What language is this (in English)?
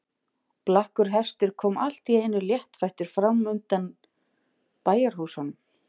Icelandic